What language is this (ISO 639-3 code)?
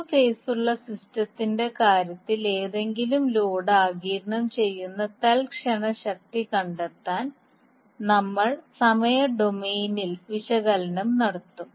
mal